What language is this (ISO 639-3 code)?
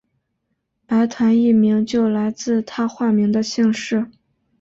zho